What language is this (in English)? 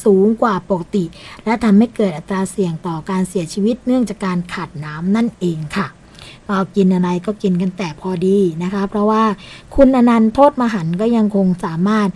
Thai